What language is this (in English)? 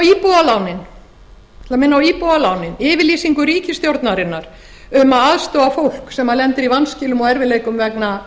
Icelandic